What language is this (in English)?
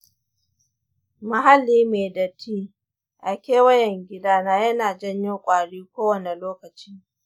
Hausa